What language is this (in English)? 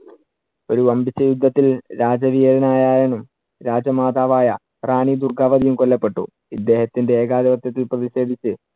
Malayalam